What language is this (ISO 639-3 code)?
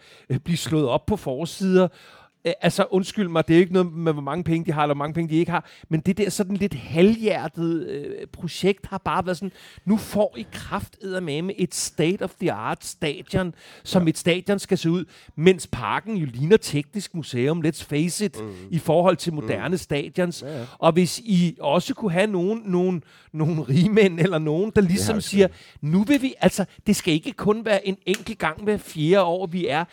dan